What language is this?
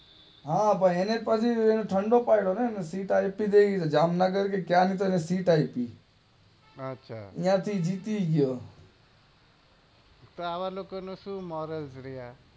Gujarati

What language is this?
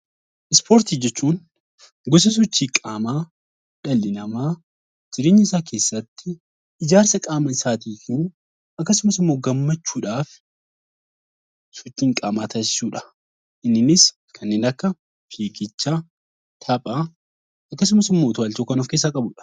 Oromo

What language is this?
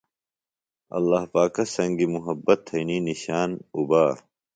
Phalura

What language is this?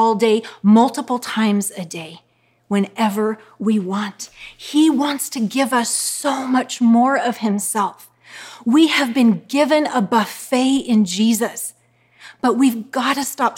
English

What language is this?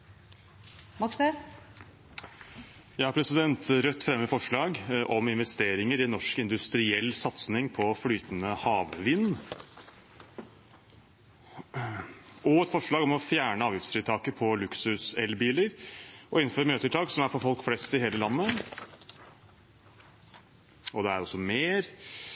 Norwegian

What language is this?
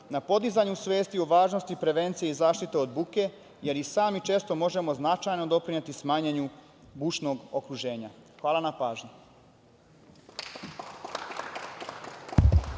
Serbian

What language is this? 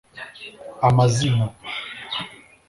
Kinyarwanda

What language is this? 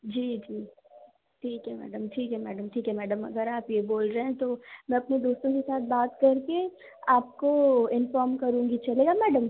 Hindi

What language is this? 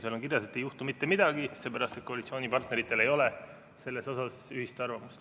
Estonian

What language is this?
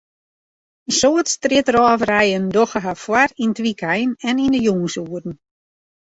Western Frisian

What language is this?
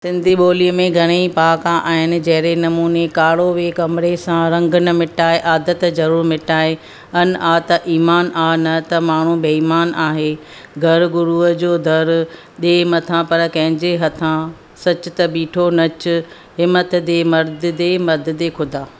Sindhi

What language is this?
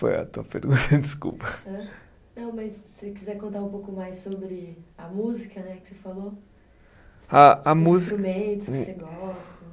Portuguese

